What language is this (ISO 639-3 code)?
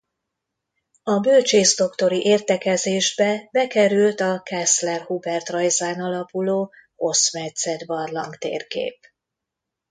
hun